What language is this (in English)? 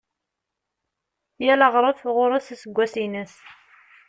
Kabyle